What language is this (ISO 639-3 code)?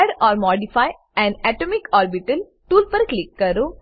guj